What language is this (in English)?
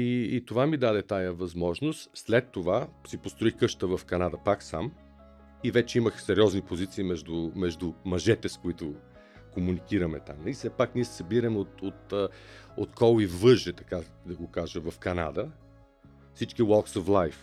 Bulgarian